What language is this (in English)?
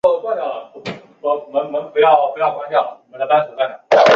Chinese